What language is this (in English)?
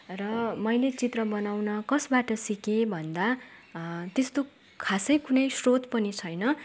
Nepali